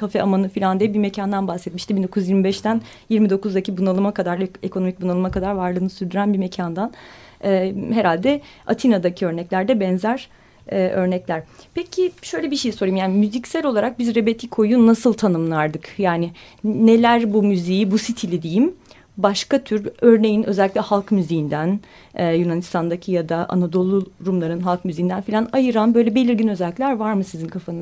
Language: Turkish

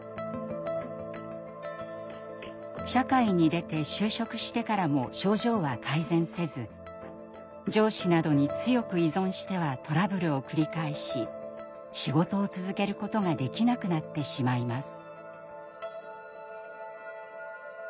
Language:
Japanese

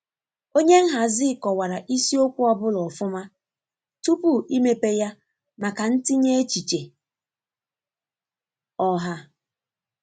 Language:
Igbo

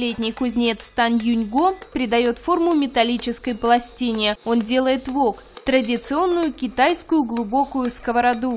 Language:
Russian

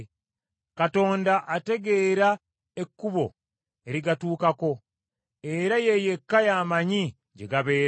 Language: Ganda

